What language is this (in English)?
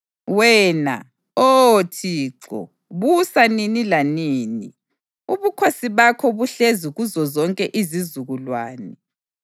North Ndebele